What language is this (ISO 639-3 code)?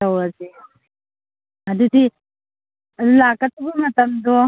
mni